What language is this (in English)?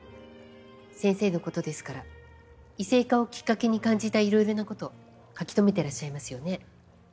Japanese